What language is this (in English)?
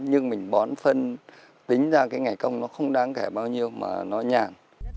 Vietnamese